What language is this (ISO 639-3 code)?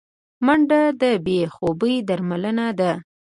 pus